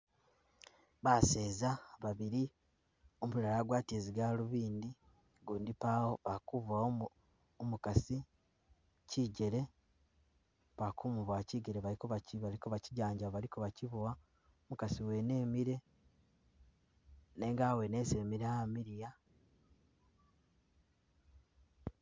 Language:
Masaaba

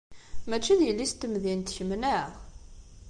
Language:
Kabyle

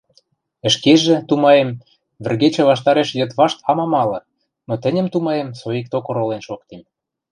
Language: Western Mari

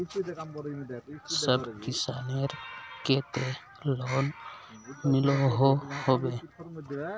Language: Magahi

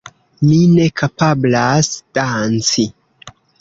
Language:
Esperanto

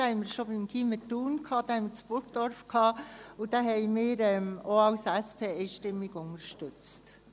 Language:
Swiss German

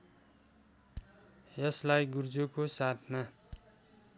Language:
Nepali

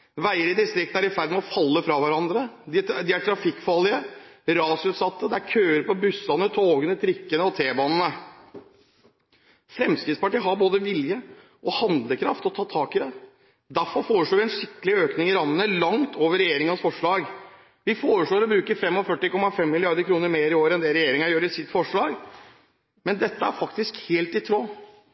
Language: Norwegian Bokmål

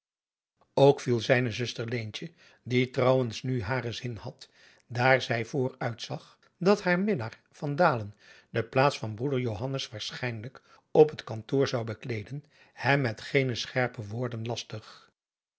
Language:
Dutch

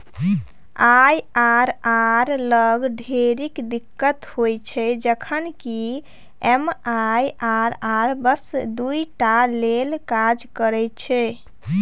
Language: Maithili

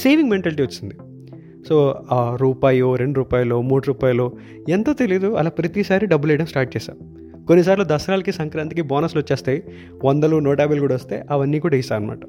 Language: Telugu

